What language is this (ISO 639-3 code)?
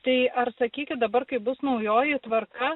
lit